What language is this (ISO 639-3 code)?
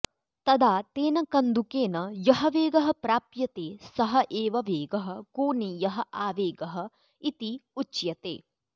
san